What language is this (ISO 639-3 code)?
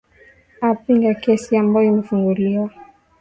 swa